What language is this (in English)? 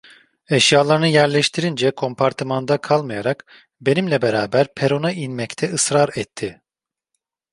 Turkish